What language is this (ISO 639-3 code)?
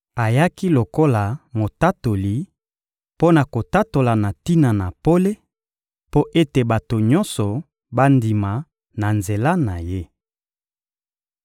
lin